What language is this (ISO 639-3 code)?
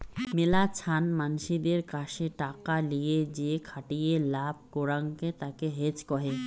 ben